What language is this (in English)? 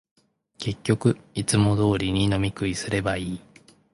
Japanese